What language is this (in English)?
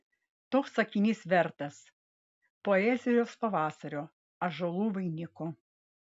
Lithuanian